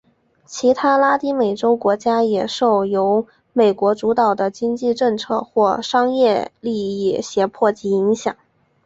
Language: Chinese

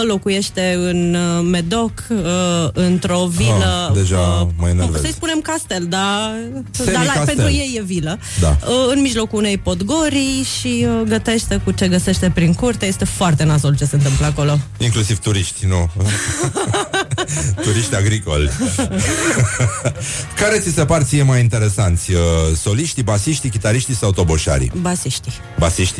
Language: Romanian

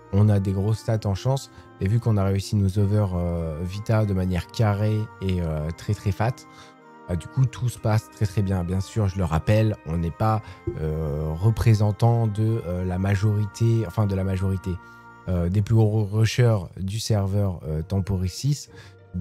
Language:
French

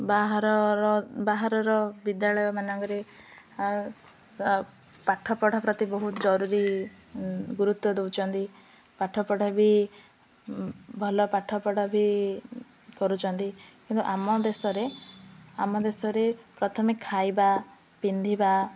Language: Odia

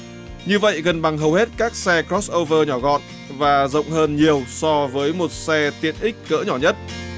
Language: Vietnamese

